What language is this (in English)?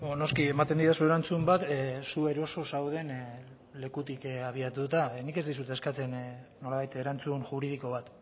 Basque